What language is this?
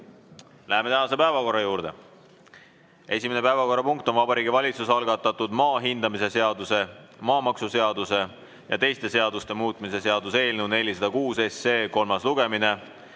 Estonian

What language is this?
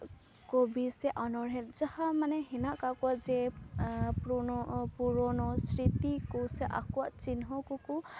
Santali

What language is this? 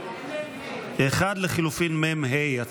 Hebrew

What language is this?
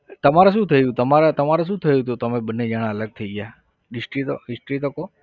Gujarati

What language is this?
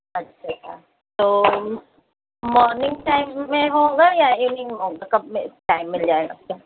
Urdu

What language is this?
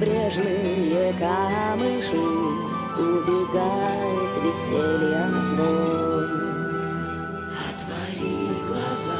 Russian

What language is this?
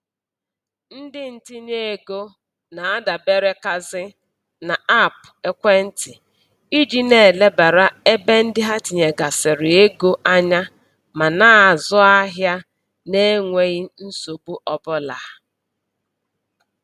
Igbo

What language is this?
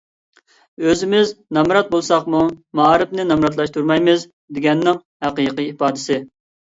Uyghur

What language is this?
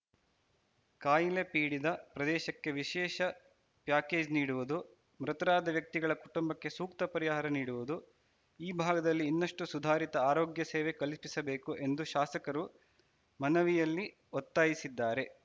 Kannada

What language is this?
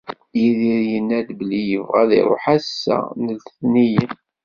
Kabyle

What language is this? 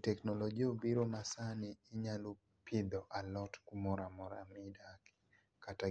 Luo (Kenya and Tanzania)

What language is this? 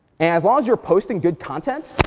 English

